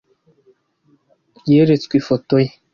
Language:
Kinyarwanda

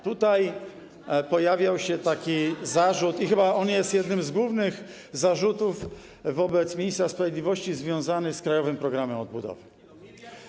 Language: Polish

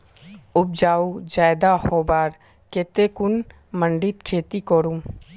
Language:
Magahi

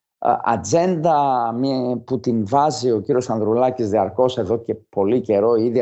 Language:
Greek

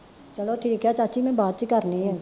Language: Punjabi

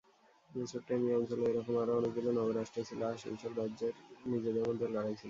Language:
Bangla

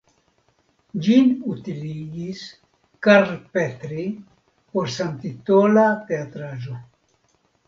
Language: Esperanto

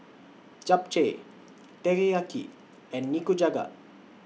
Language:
English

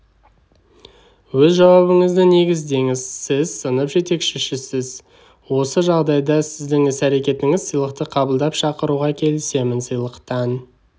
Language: Kazakh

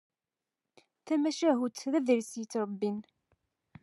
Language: Kabyle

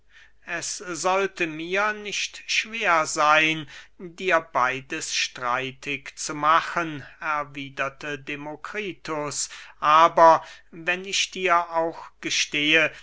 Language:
German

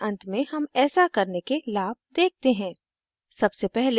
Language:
Hindi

